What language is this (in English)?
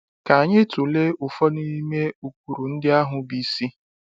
Igbo